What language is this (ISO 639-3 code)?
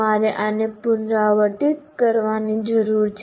guj